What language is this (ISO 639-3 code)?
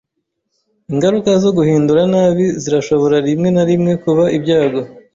kin